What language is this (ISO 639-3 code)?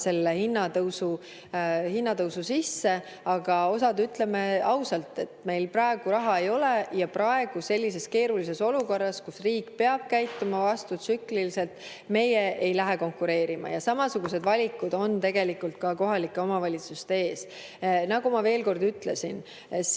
est